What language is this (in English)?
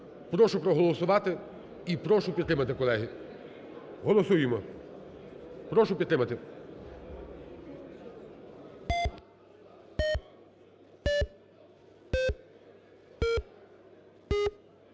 Ukrainian